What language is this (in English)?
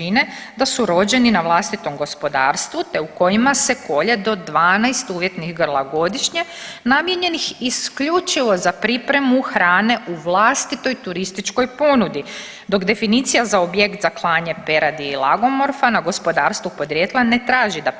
Croatian